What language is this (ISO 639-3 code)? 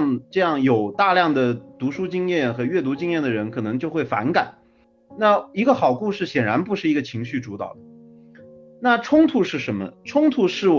zho